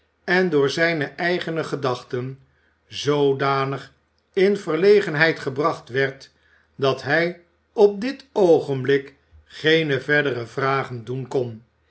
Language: Dutch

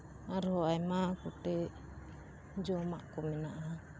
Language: Santali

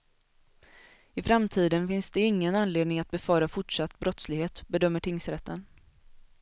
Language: Swedish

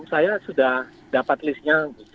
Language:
Indonesian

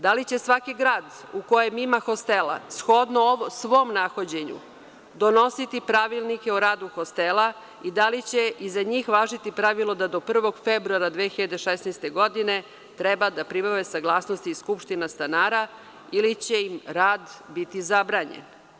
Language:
Serbian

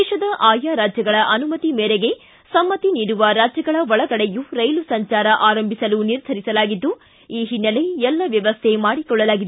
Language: Kannada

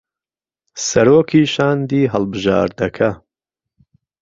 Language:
Central Kurdish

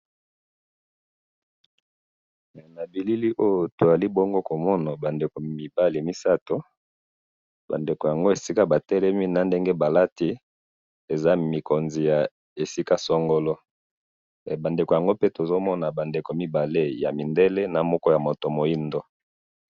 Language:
Lingala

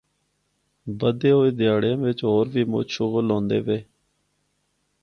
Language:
Northern Hindko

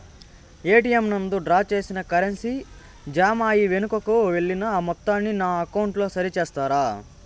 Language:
Telugu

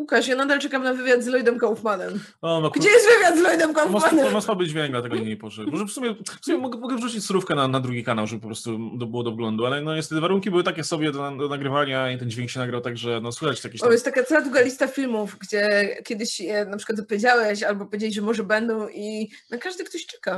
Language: Polish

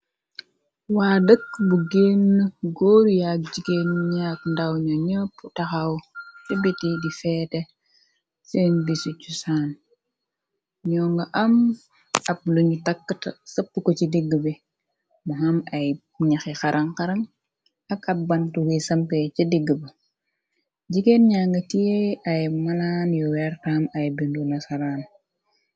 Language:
Wolof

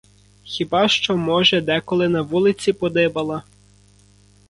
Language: Ukrainian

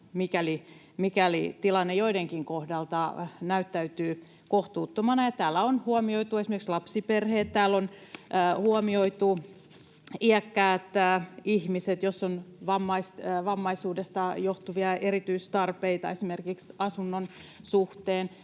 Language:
Finnish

